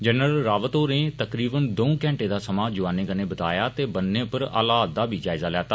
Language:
Dogri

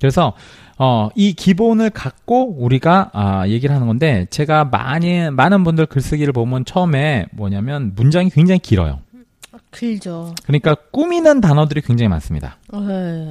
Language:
Korean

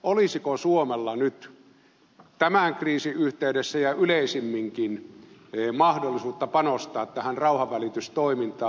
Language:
Finnish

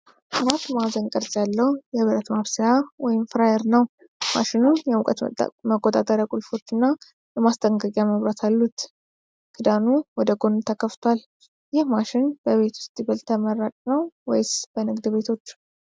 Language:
Amharic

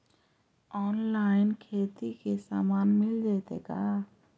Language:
Magahi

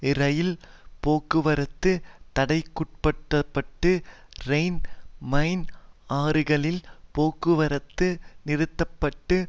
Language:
Tamil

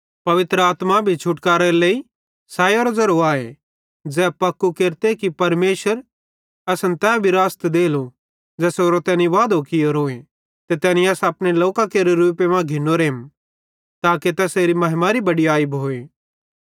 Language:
Bhadrawahi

